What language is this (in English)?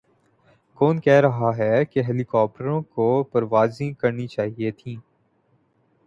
Urdu